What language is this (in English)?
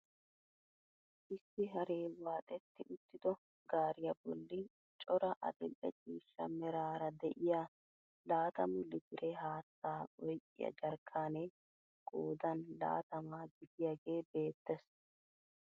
Wolaytta